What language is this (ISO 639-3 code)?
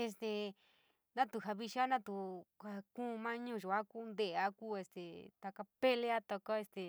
mig